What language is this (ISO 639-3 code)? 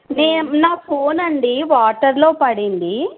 tel